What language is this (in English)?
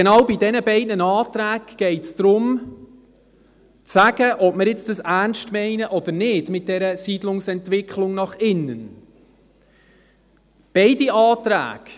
Swiss German